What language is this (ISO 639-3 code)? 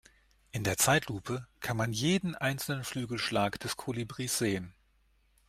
deu